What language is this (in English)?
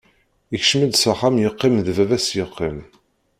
Kabyle